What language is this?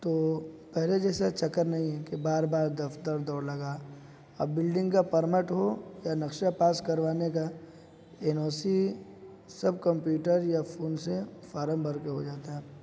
Urdu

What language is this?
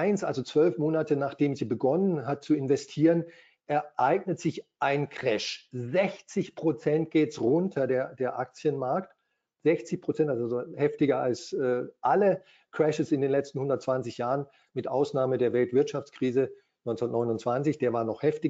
German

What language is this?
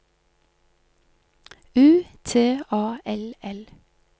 Norwegian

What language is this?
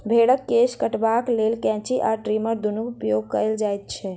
Maithili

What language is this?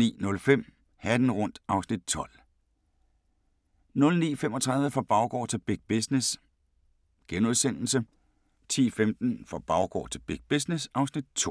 Danish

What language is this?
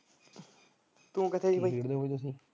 Punjabi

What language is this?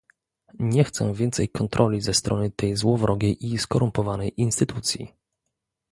Polish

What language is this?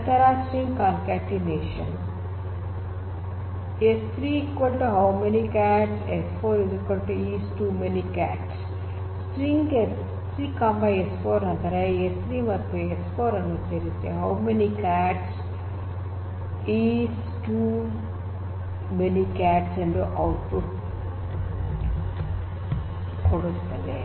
Kannada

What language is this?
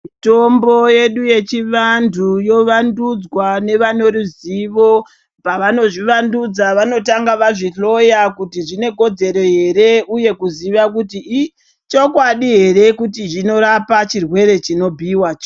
Ndau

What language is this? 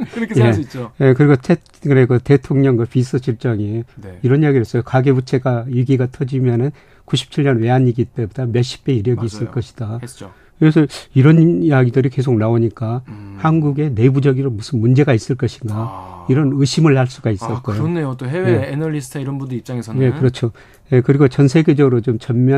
Korean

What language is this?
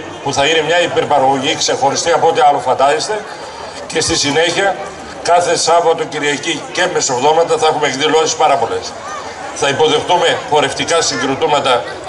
Greek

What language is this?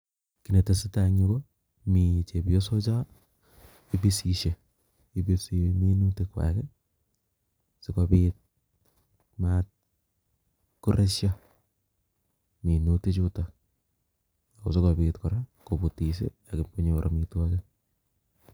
Kalenjin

